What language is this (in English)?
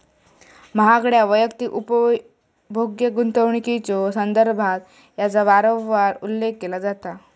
Marathi